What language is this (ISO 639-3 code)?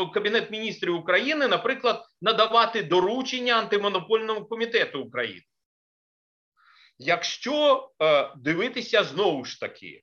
ukr